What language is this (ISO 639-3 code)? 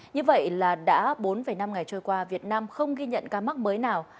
vie